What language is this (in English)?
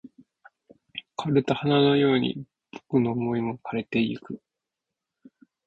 Japanese